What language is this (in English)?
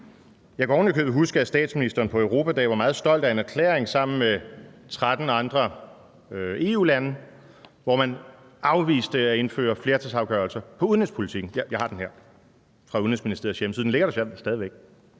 Danish